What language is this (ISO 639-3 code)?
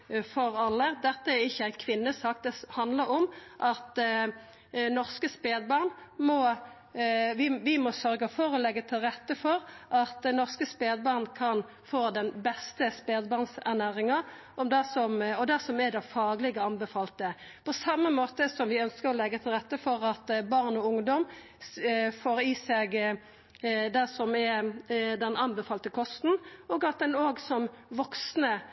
nno